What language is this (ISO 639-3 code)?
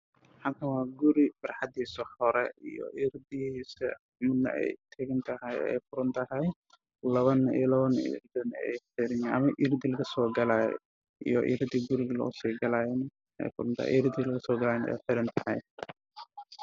som